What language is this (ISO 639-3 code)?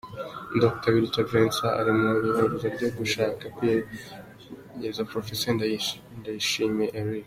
kin